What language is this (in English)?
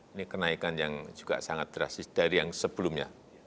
Indonesian